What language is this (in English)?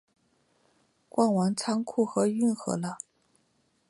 Chinese